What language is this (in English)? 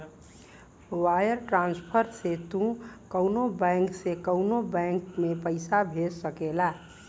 Bhojpuri